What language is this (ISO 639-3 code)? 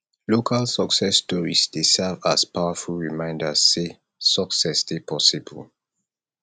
pcm